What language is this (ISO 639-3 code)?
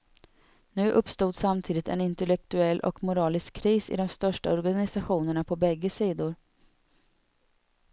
swe